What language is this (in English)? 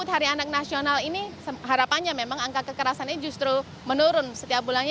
Indonesian